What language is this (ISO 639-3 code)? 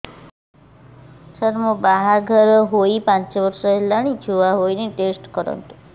ori